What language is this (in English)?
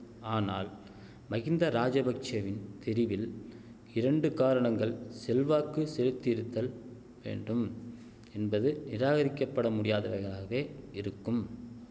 Tamil